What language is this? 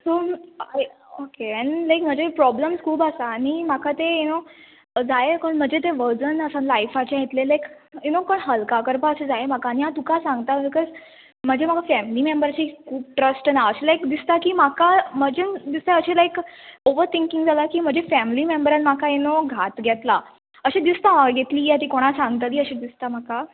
Konkani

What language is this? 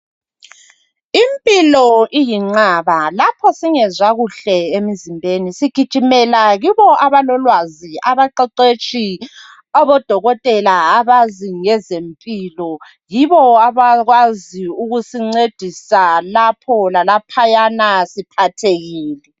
North Ndebele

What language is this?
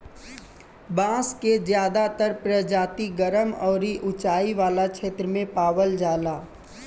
Bhojpuri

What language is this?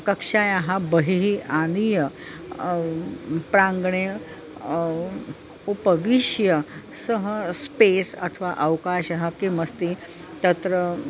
Sanskrit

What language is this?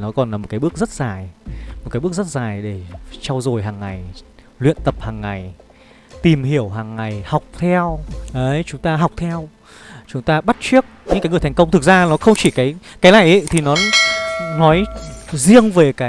Vietnamese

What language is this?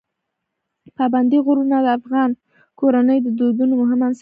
Pashto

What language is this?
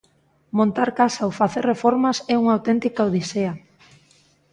Galician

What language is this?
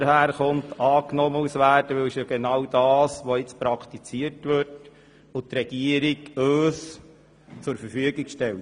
Swiss German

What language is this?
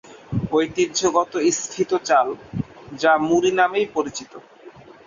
Bangla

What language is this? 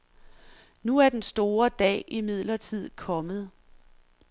Danish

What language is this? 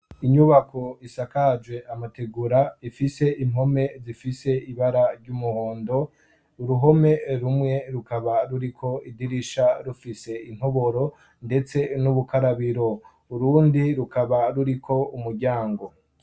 Rundi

